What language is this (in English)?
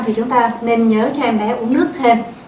Vietnamese